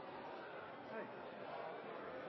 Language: Norwegian Nynorsk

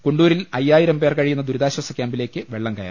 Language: Malayalam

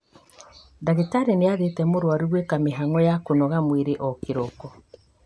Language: Kikuyu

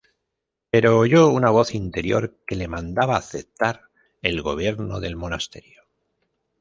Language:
Spanish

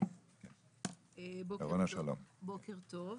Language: Hebrew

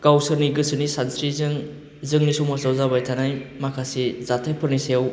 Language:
Bodo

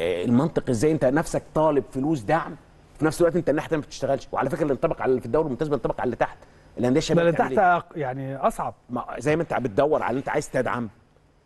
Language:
Arabic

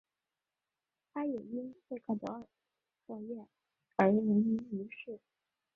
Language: Chinese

